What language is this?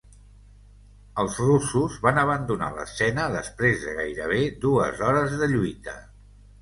Catalan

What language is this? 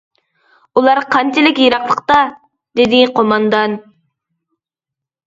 Uyghur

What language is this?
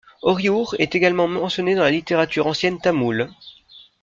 French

